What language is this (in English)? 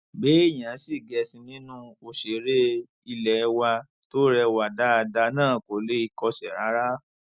Yoruba